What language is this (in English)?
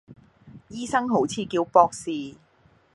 Cantonese